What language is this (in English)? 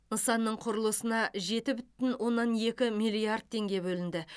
Kazakh